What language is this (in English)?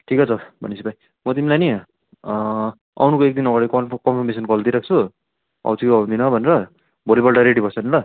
Nepali